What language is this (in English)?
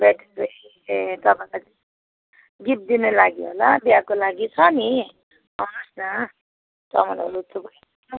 Nepali